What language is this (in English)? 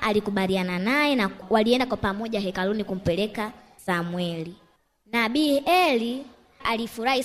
Swahili